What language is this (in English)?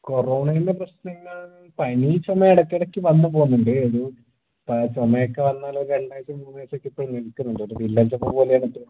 Malayalam